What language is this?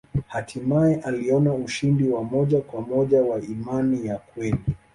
Swahili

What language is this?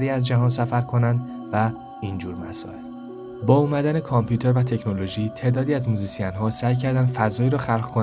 Persian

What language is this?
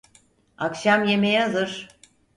Turkish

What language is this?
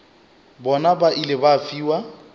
Northern Sotho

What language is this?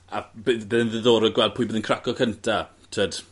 Welsh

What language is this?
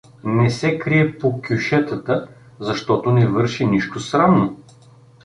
Bulgarian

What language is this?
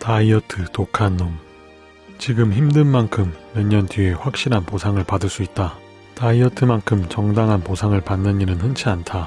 Korean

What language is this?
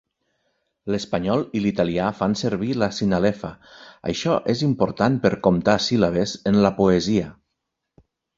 Catalan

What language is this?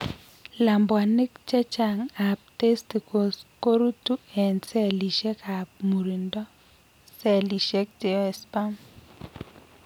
Kalenjin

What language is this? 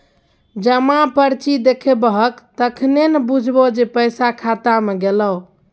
Maithili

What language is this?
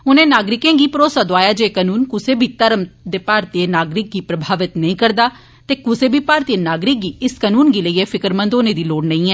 Dogri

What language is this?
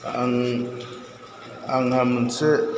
Bodo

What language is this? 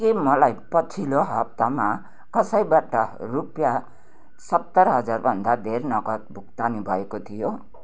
Nepali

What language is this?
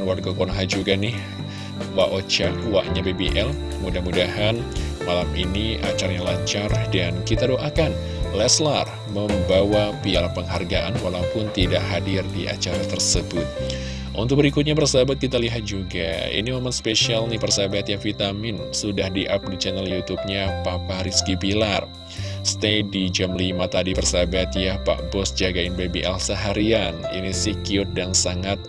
Indonesian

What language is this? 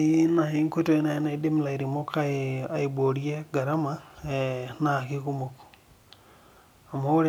Masai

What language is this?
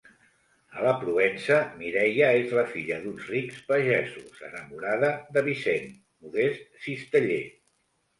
Catalan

